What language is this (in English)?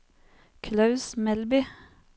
Norwegian